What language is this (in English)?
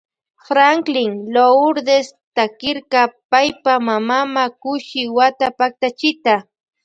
Loja Highland Quichua